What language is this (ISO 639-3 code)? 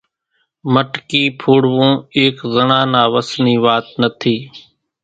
gjk